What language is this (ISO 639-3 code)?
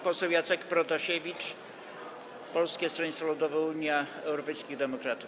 pol